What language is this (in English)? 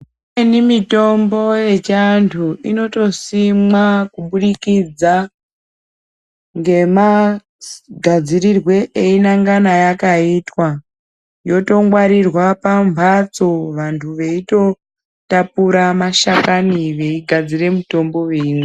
Ndau